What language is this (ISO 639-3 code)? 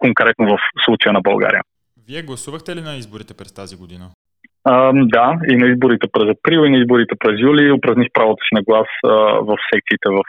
bul